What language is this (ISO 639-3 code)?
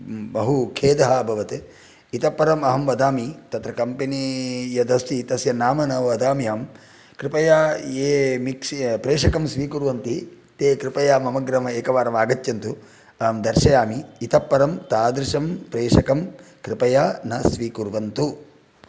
san